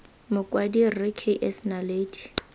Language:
Tswana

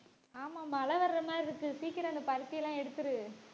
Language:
Tamil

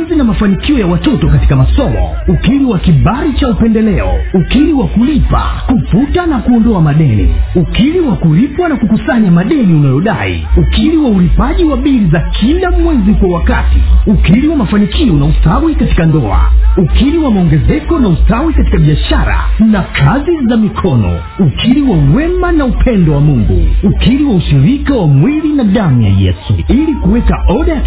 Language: Swahili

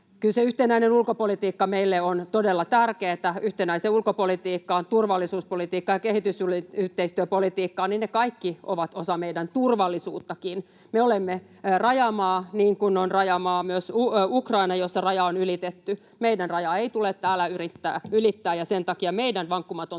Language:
Finnish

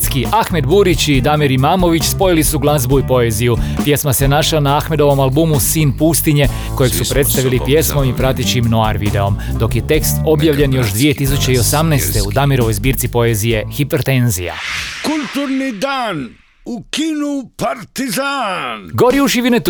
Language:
Croatian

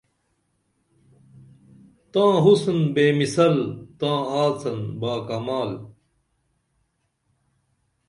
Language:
Dameli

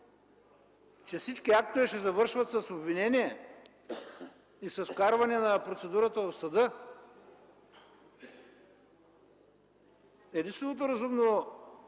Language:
Bulgarian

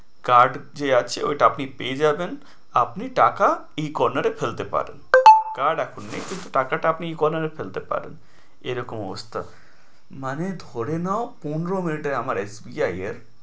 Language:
Bangla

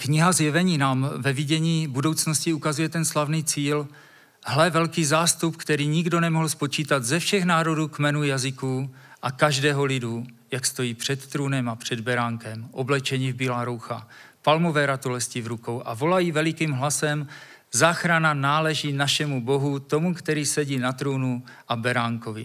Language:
Czech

